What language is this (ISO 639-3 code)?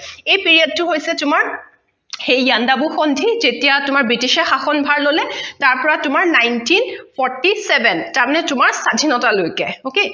asm